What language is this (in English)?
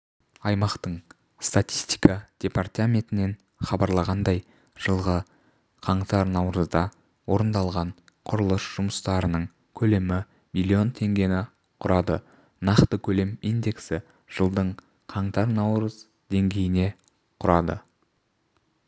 Kazakh